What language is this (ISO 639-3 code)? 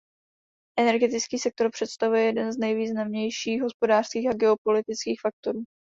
ces